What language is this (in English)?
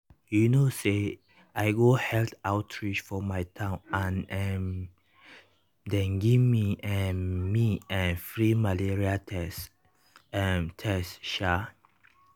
Nigerian Pidgin